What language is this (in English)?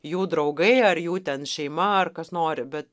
Lithuanian